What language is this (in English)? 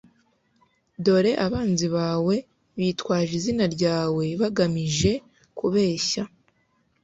Kinyarwanda